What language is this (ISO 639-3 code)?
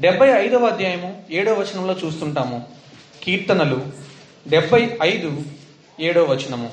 tel